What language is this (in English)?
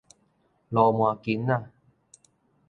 Min Nan Chinese